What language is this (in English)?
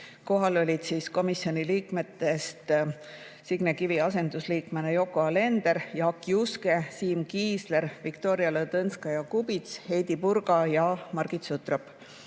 Estonian